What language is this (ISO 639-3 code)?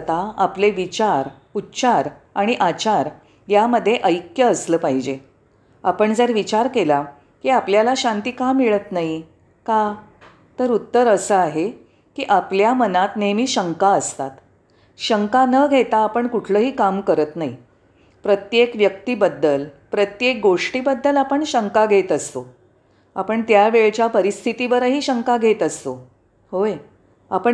mar